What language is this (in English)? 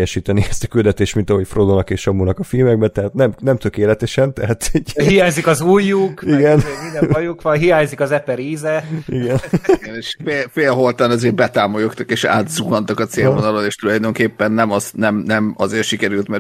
Hungarian